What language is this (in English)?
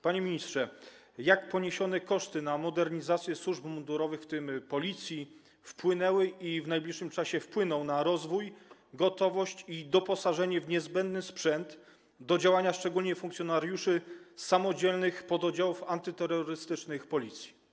Polish